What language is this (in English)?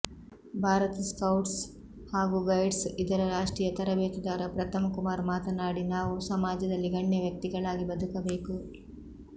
Kannada